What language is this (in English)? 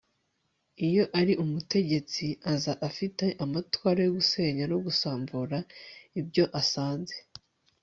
Kinyarwanda